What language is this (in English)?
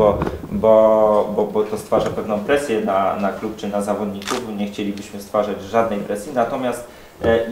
Polish